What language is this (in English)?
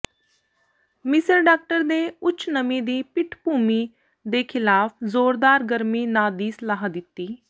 Punjabi